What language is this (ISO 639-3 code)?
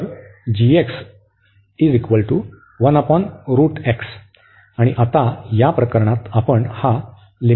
mar